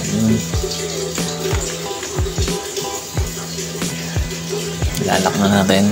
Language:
Filipino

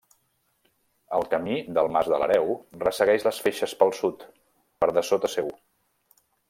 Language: Catalan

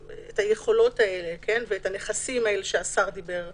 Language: Hebrew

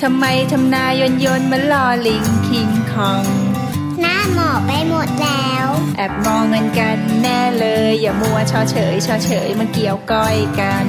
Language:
Thai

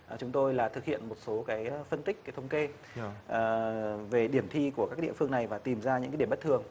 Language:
Vietnamese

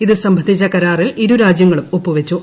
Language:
Malayalam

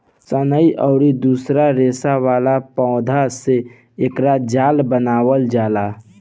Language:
Bhojpuri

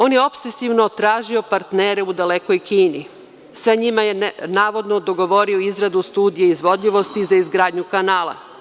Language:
Serbian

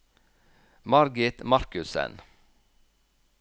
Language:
Norwegian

